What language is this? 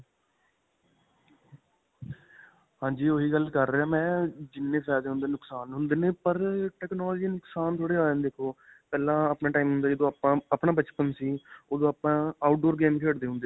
Punjabi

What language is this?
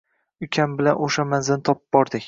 Uzbek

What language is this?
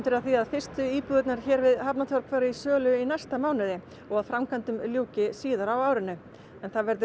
Icelandic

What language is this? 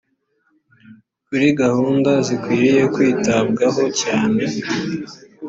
Kinyarwanda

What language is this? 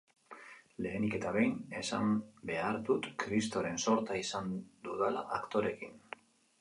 Basque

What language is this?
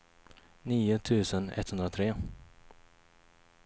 Swedish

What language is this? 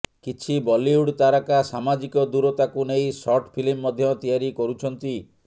Odia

